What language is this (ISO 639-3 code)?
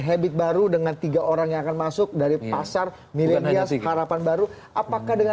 ind